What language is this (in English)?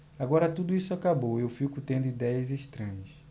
Portuguese